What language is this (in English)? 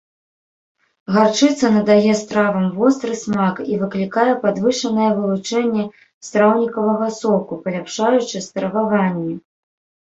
Belarusian